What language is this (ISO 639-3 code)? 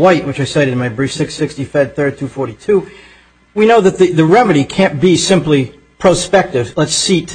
eng